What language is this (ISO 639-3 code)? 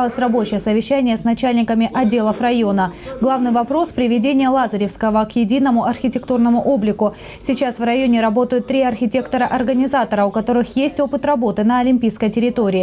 rus